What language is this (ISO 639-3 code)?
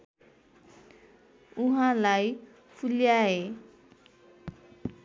nep